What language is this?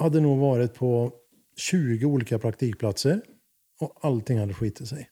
Swedish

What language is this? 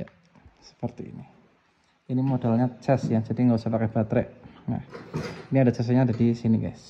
Indonesian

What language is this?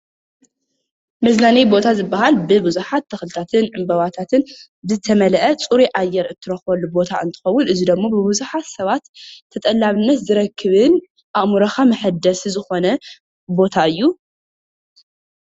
Tigrinya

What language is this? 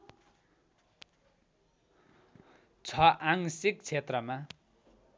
Nepali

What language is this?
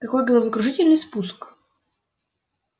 Russian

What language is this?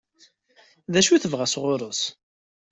Kabyle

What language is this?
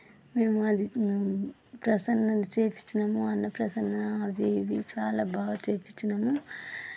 Telugu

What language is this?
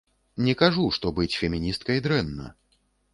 Belarusian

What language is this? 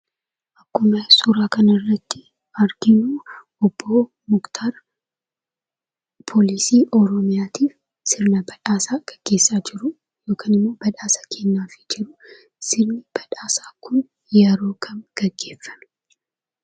Oromo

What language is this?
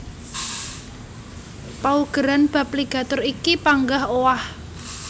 Javanese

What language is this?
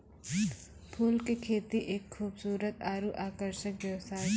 Maithili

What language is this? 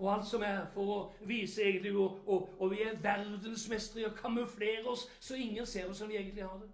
Norwegian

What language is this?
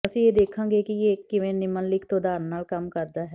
Punjabi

